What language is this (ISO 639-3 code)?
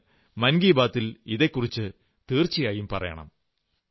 mal